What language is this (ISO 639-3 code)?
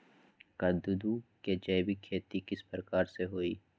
mag